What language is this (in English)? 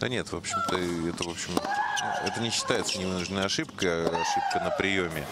Russian